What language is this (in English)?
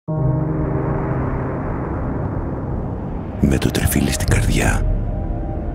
Greek